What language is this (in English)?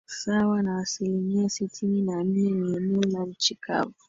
Swahili